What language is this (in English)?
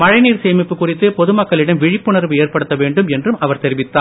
Tamil